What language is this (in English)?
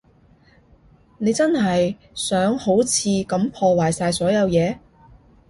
Cantonese